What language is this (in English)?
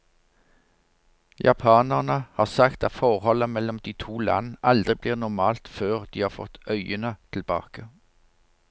Norwegian